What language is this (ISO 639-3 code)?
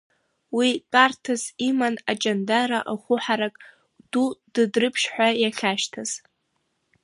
abk